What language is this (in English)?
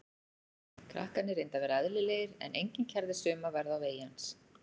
Icelandic